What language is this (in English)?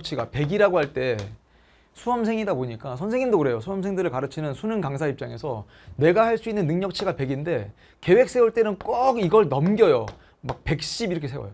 Korean